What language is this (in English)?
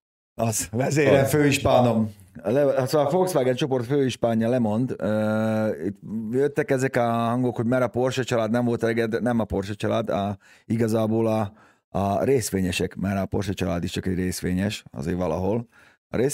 Hungarian